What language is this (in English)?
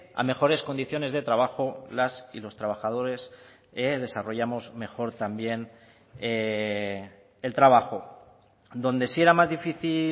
Spanish